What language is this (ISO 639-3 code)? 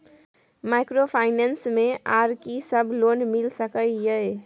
mai